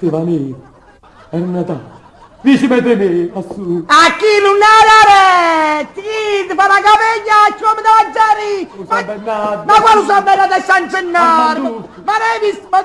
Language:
Italian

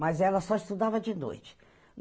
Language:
Portuguese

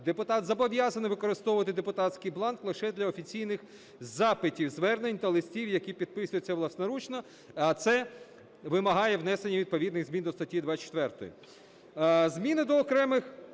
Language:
Ukrainian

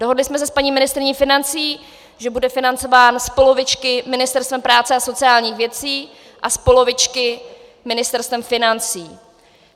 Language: Czech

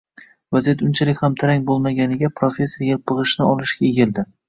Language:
Uzbek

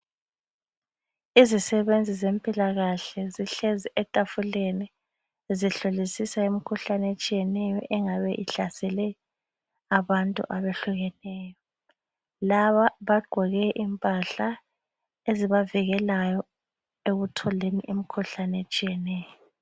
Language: North Ndebele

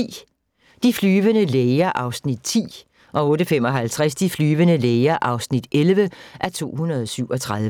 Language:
Danish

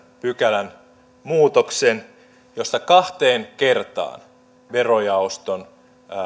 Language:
Finnish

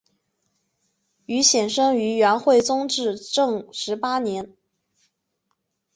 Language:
Chinese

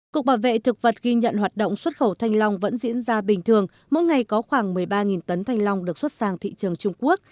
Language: Vietnamese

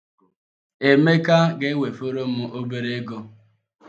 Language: Igbo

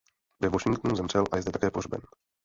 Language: Czech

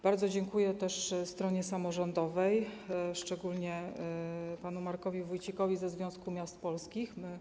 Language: Polish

